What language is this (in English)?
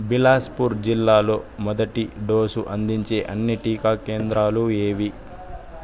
Telugu